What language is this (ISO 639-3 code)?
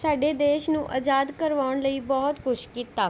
pan